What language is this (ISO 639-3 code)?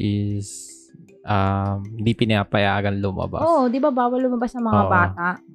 fil